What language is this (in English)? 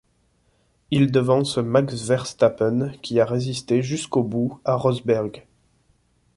French